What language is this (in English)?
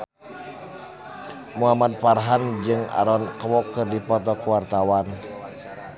Sundanese